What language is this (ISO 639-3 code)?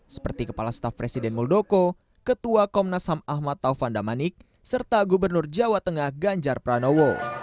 ind